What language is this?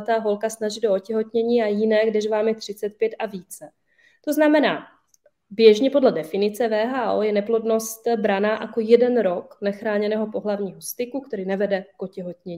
Czech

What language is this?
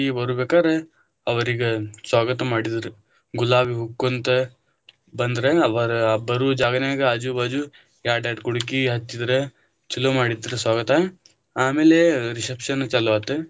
Kannada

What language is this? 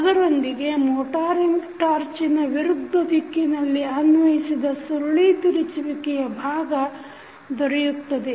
Kannada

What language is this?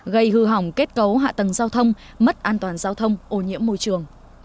Vietnamese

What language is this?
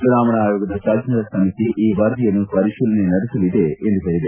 Kannada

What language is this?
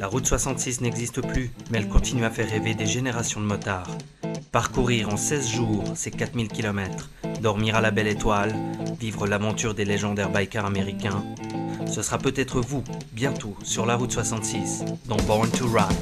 French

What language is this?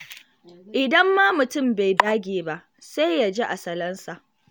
Hausa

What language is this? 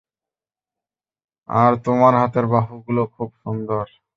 Bangla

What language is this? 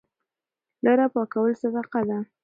Pashto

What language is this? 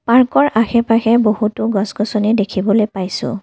Assamese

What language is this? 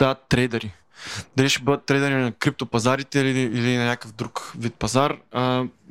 Bulgarian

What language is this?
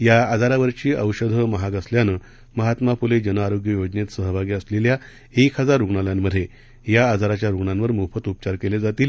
Marathi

